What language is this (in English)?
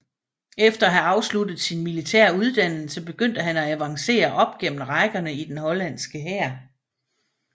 Danish